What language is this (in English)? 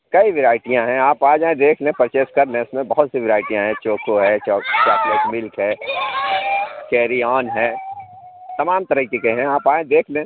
Urdu